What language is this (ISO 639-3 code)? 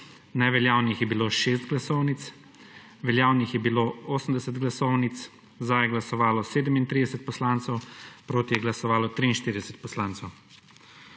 slv